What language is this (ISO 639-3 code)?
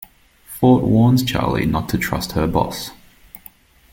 eng